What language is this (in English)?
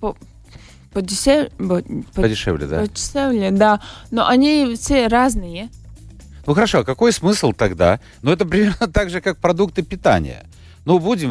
Russian